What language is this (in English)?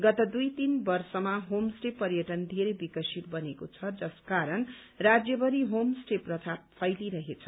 Nepali